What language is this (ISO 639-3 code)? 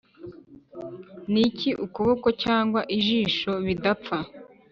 kin